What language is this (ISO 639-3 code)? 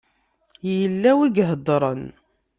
kab